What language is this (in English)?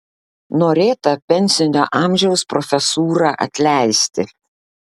Lithuanian